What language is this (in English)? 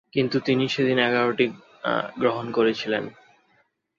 Bangla